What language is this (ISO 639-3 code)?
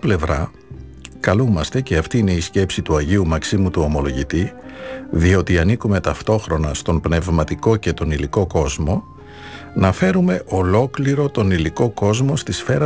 ell